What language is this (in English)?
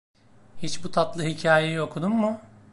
Turkish